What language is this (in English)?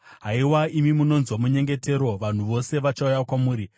Shona